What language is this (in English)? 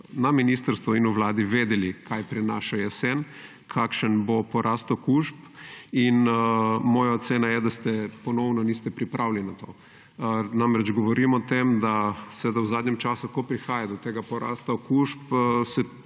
Slovenian